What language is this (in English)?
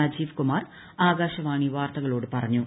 Malayalam